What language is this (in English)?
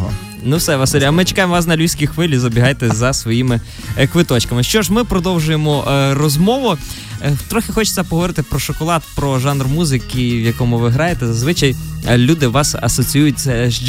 Ukrainian